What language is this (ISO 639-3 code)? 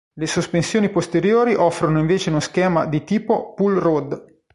ita